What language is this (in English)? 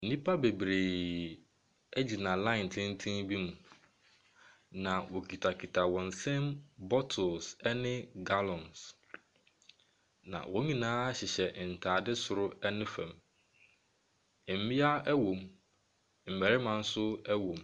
Akan